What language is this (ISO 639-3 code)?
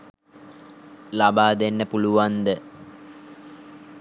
sin